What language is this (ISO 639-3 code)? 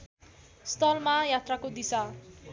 nep